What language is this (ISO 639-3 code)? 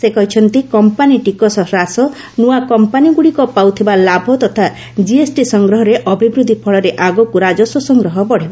ori